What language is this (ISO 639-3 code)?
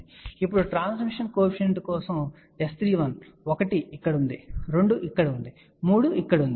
tel